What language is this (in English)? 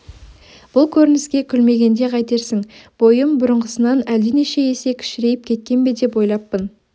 Kazakh